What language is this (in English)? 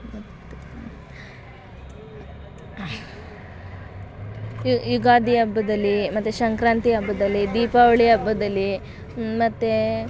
Kannada